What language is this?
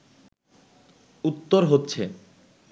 Bangla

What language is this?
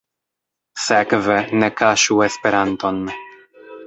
Esperanto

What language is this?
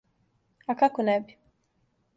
Serbian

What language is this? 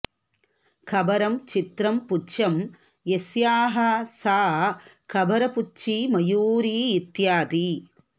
Sanskrit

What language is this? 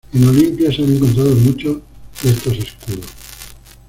Spanish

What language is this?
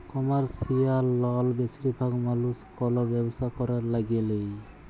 Bangla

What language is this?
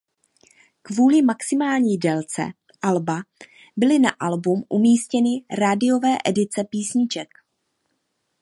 Czech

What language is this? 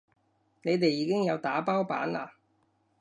Cantonese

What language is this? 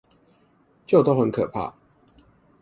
Chinese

